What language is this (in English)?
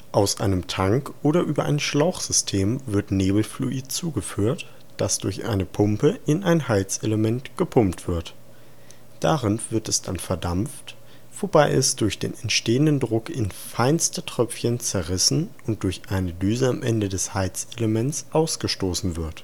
German